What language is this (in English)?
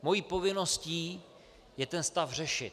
Czech